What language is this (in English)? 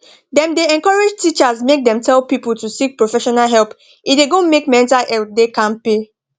Nigerian Pidgin